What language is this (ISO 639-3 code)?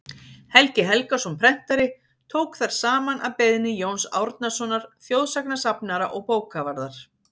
isl